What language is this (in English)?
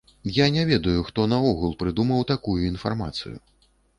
Belarusian